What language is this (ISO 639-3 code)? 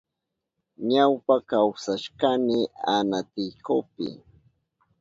qup